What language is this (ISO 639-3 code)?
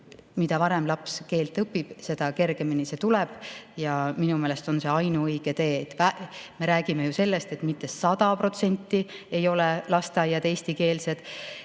est